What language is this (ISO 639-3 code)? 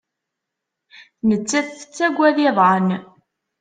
kab